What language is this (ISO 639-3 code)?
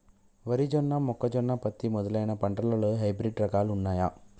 tel